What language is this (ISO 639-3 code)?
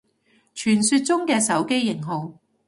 yue